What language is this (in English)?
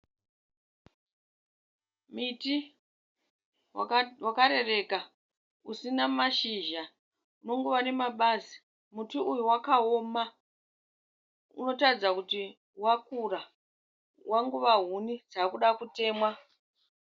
Shona